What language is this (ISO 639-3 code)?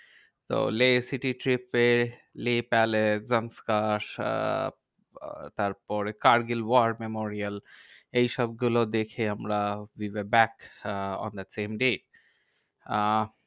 ben